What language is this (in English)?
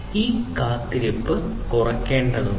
Malayalam